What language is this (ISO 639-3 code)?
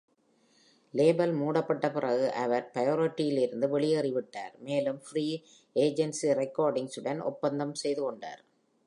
tam